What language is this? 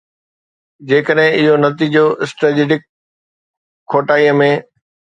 Sindhi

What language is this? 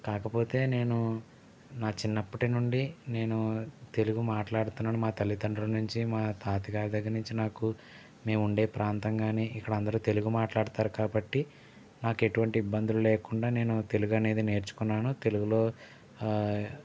Telugu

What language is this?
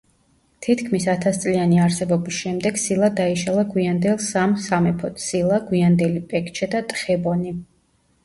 Georgian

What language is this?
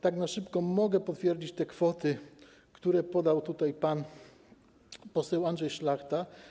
Polish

